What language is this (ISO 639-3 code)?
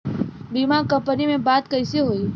bho